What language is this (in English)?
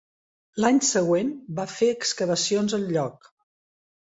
Catalan